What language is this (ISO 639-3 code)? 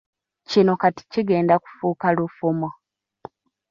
lug